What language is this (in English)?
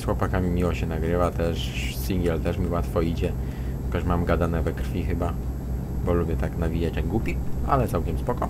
Polish